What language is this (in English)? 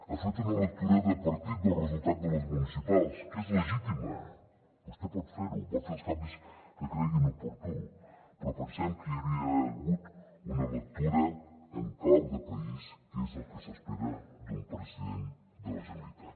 Catalan